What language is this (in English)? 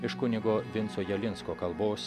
Lithuanian